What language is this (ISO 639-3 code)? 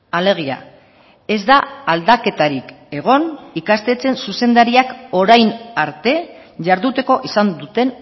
eus